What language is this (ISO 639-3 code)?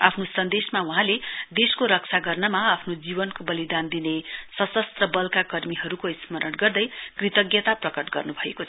nep